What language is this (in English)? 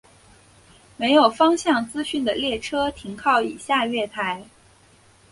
Chinese